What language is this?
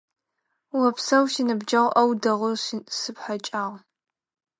Adyghe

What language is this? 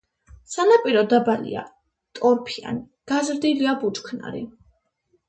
Georgian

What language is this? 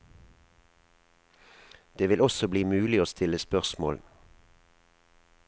Norwegian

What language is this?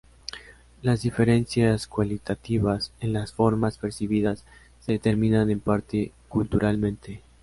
Spanish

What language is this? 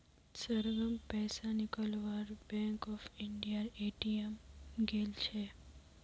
Magahi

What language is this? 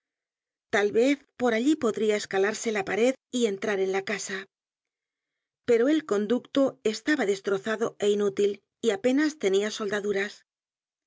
Spanish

